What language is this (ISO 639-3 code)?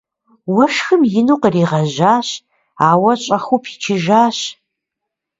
kbd